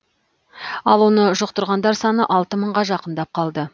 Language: Kazakh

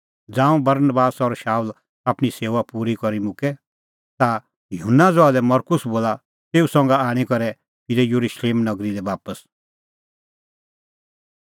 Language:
Kullu Pahari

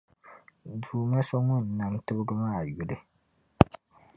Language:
Dagbani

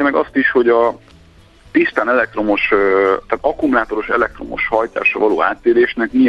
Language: Hungarian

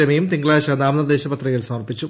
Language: Malayalam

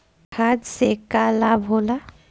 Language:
Bhojpuri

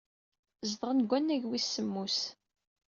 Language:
Kabyle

